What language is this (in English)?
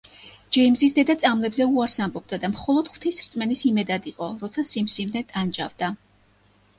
Georgian